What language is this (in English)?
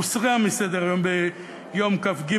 Hebrew